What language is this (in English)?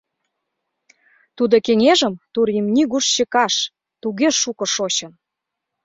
Mari